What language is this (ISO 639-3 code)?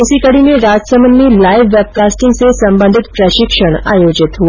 hin